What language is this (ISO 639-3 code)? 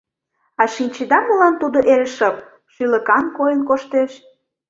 chm